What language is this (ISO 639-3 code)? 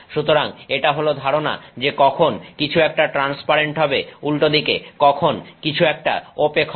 ben